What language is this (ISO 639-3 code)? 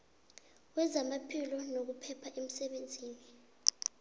nbl